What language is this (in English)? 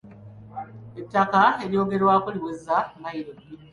Ganda